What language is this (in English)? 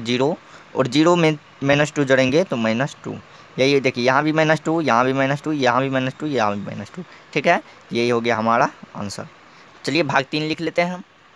Hindi